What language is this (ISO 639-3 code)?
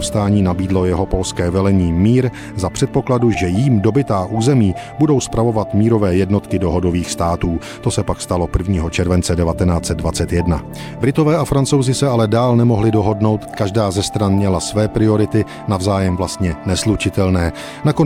ces